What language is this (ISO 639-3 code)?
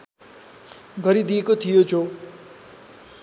nep